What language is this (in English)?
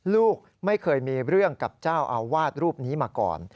Thai